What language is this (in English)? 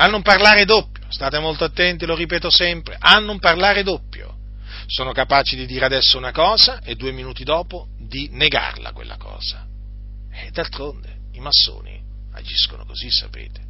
Italian